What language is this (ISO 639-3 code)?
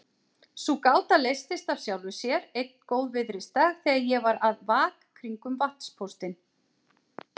isl